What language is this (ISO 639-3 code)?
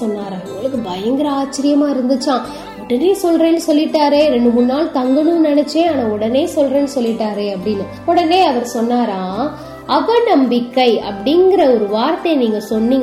tam